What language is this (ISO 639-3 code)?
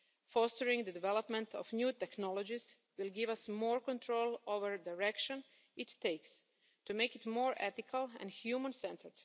eng